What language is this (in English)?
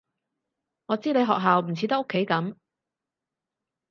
Cantonese